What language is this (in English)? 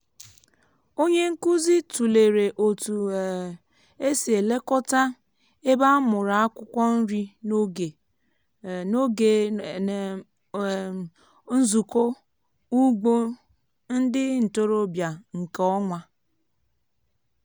Igbo